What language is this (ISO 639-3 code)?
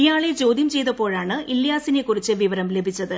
mal